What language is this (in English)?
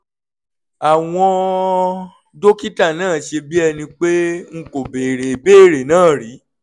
Yoruba